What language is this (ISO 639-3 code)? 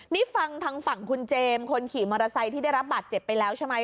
tha